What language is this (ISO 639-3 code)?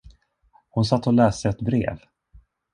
swe